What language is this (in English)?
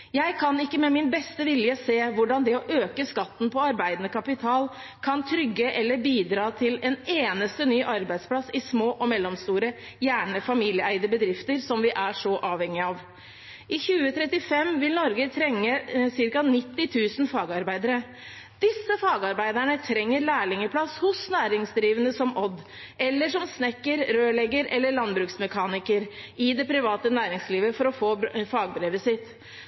Norwegian Bokmål